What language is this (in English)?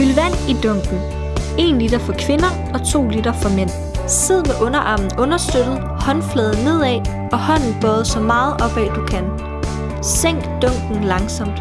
Danish